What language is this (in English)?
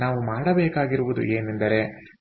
Kannada